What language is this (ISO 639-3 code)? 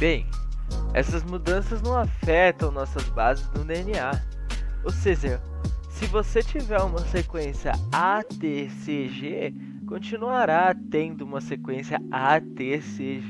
por